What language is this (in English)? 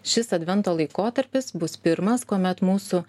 Lithuanian